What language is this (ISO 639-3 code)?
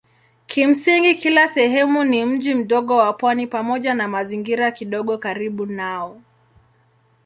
swa